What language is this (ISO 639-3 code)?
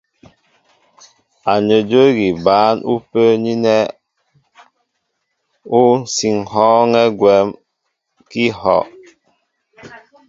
mbo